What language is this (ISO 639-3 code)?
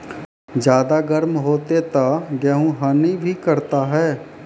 mai